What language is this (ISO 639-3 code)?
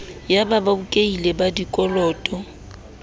sot